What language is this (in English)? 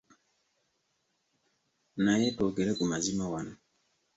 Ganda